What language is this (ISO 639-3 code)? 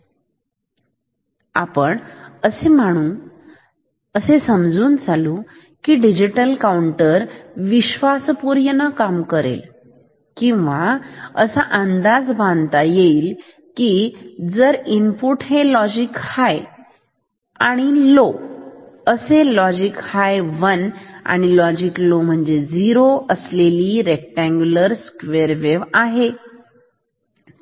mar